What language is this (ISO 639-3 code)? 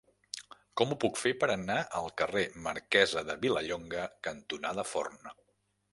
cat